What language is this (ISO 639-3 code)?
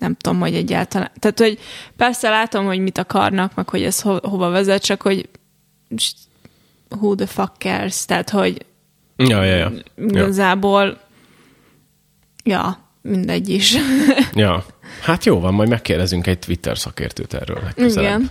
hun